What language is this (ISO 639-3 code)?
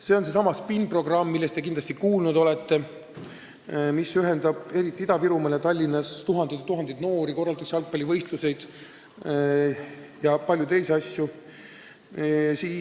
est